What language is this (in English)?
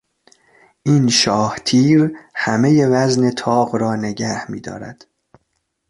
Persian